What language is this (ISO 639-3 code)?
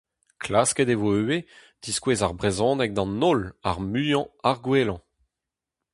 bre